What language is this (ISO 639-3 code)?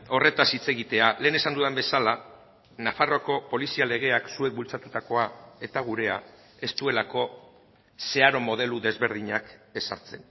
eus